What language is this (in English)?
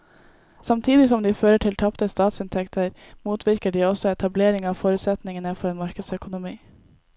Norwegian